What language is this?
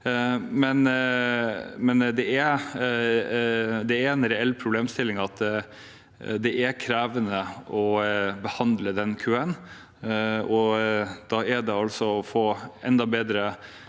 Norwegian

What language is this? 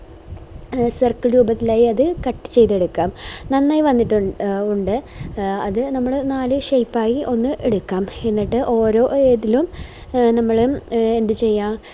Malayalam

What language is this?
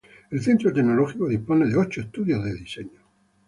Spanish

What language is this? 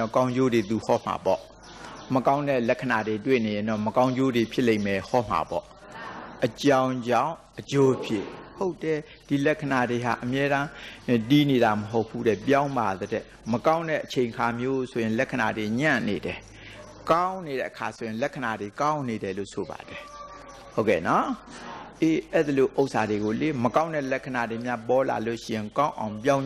Thai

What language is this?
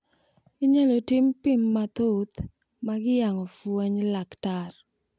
Luo (Kenya and Tanzania)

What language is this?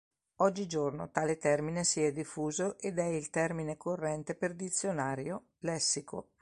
Italian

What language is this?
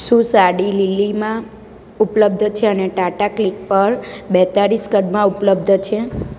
Gujarati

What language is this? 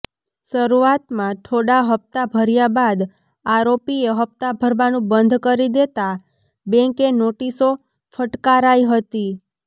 Gujarati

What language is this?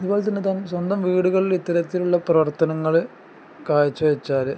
Malayalam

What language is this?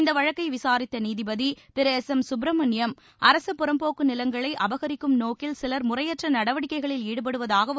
Tamil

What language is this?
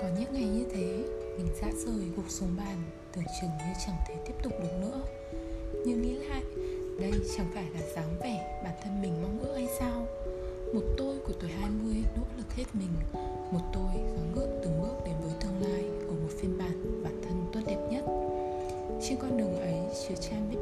Vietnamese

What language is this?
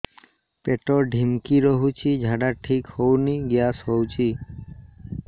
Odia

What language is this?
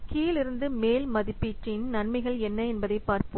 Tamil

